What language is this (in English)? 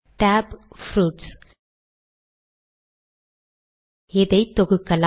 Tamil